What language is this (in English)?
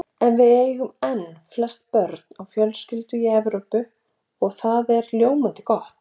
Icelandic